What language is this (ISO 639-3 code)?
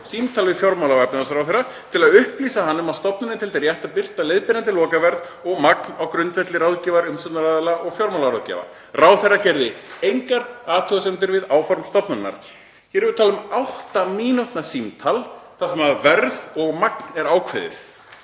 isl